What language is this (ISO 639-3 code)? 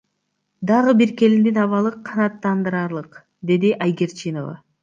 kir